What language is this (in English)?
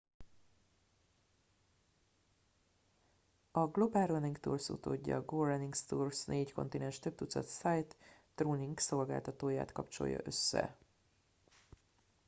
Hungarian